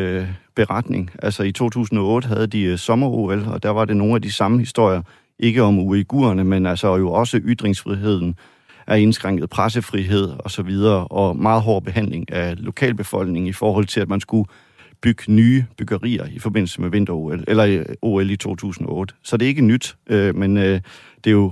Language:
Danish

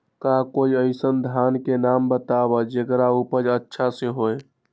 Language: Magahi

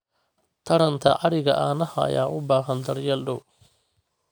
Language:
Somali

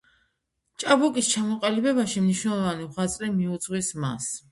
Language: Georgian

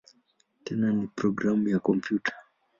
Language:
Swahili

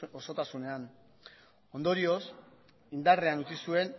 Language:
Basque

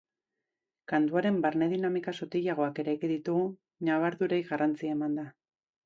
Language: Basque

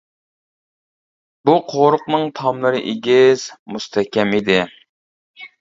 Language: Uyghur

